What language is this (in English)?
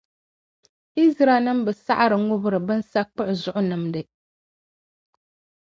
Dagbani